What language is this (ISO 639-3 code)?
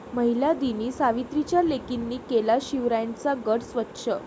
mar